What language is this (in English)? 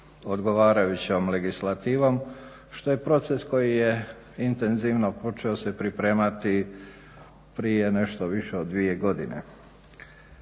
Croatian